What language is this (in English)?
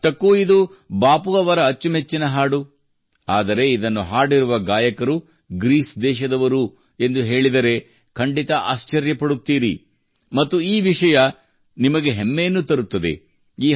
Kannada